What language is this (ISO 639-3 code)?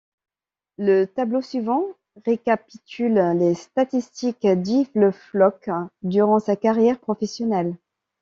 fra